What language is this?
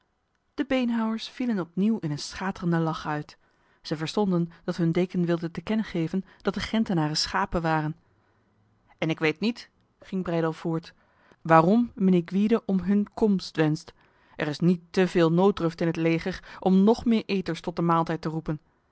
Dutch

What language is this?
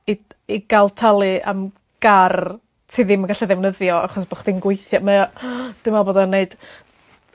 Welsh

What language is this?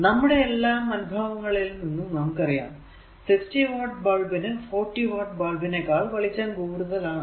Malayalam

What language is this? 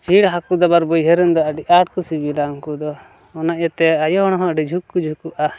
Santali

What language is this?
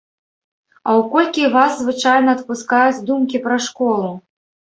Belarusian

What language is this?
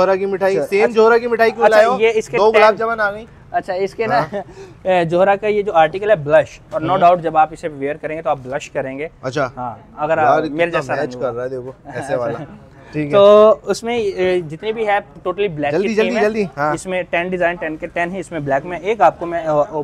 Hindi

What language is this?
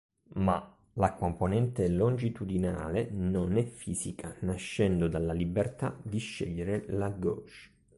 Italian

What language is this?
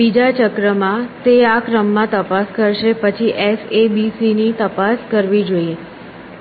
Gujarati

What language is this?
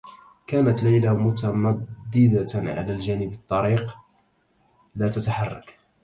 Arabic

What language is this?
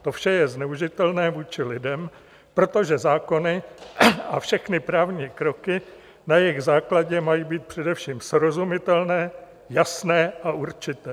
Czech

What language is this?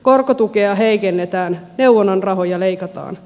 Finnish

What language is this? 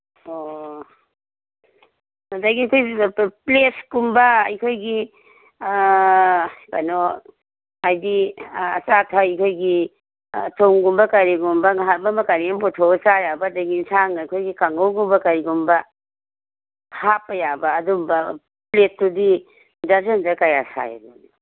Manipuri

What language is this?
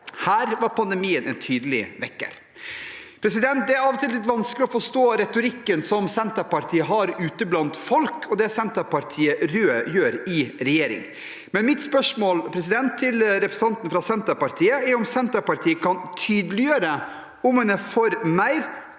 Norwegian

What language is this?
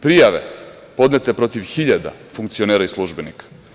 Serbian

